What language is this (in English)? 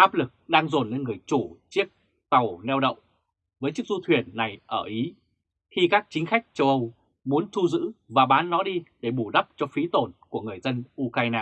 Vietnamese